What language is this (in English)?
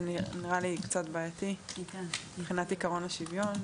Hebrew